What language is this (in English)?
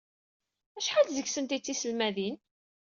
Kabyle